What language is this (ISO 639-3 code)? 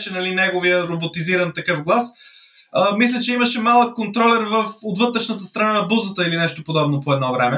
bul